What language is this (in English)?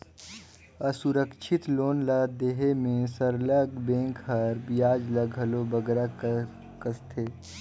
Chhattisgarhi